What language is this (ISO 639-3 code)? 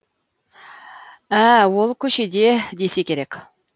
kaz